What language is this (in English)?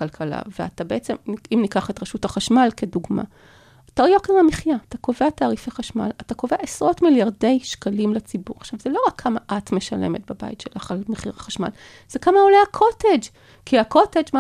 Hebrew